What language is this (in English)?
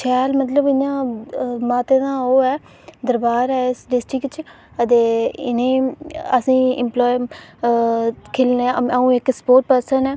Dogri